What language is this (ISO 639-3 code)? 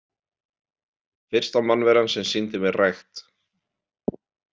isl